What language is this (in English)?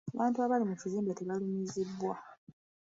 Ganda